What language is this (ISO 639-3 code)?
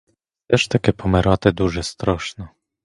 ukr